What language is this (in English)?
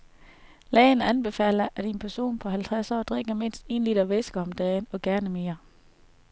Danish